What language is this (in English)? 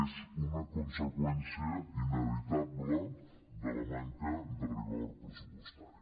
Catalan